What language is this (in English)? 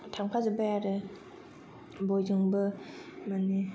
Bodo